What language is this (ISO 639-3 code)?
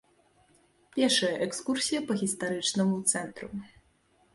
bel